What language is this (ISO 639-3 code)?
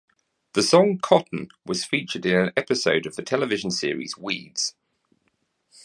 eng